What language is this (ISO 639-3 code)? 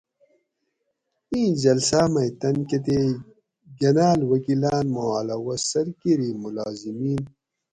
gwc